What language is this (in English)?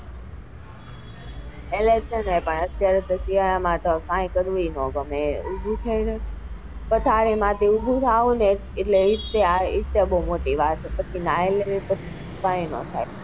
Gujarati